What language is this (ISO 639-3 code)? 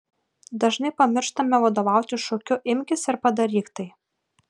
lit